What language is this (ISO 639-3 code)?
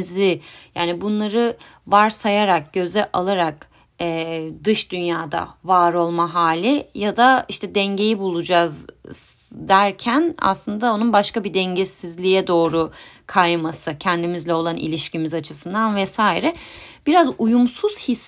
tur